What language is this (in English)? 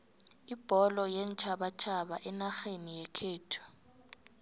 South Ndebele